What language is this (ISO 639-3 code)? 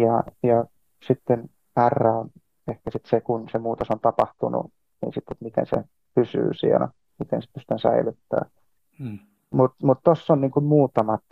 fin